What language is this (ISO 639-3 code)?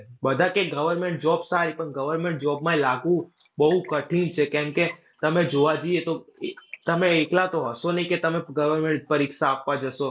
guj